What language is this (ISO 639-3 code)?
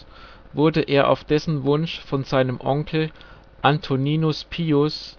deu